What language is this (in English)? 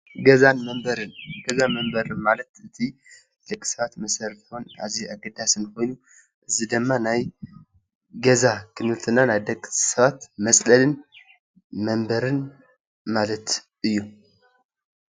Tigrinya